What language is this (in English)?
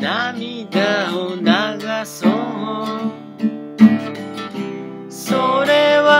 Japanese